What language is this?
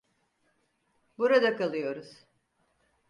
Turkish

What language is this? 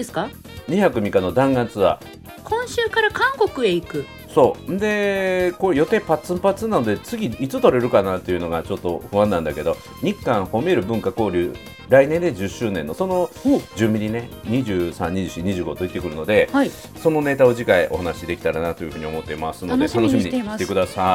Japanese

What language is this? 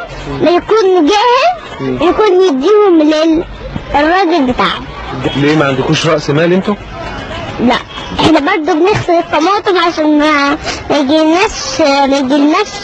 Arabic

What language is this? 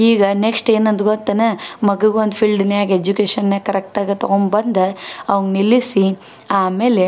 Kannada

